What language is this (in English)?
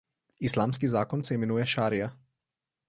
Slovenian